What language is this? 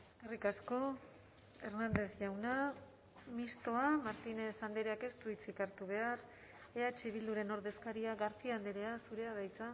Basque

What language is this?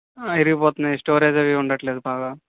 Telugu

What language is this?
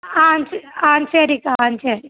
Tamil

